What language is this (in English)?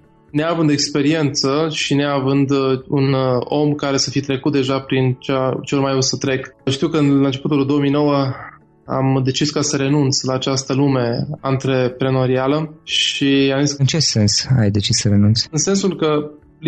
Romanian